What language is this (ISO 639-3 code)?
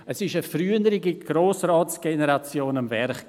gsw